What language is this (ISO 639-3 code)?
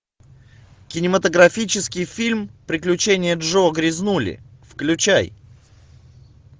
rus